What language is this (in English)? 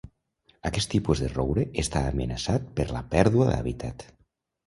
Catalan